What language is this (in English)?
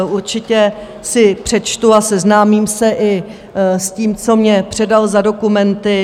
Czech